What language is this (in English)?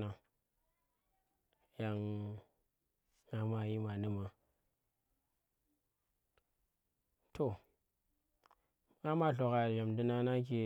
Tera